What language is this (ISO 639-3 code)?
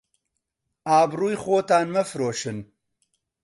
ckb